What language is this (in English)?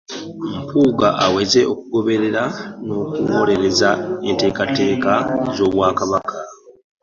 Ganda